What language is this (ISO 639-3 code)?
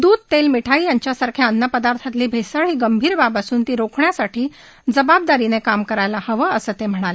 mar